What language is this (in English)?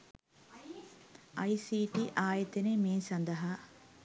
Sinhala